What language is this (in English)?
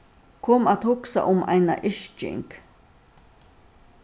Faroese